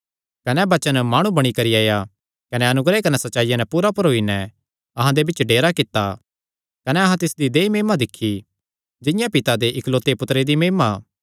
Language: Kangri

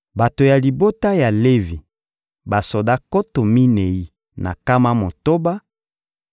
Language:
Lingala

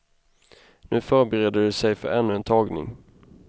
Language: Swedish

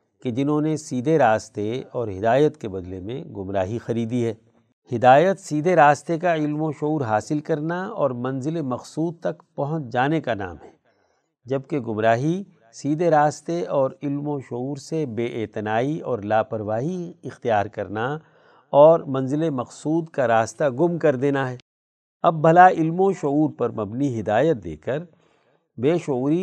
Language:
Urdu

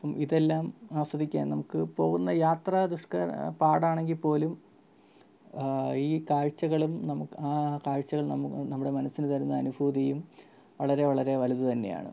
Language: Malayalam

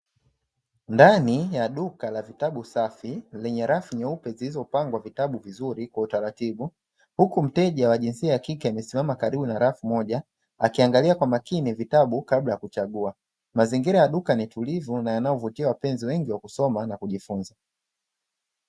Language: Swahili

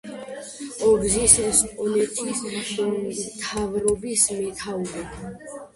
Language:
Georgian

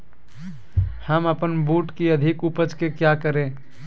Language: Magahi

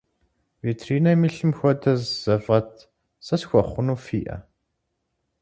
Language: Kabardian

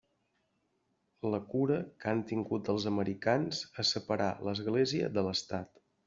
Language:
Catalan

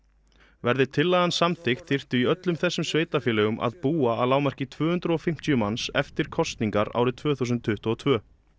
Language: Icelandic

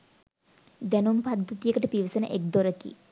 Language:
Sinhala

